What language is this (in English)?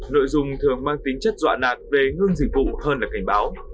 Vietnamese